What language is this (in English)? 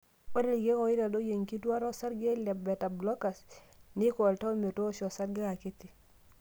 Masai